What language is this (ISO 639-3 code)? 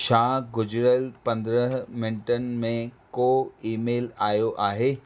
snd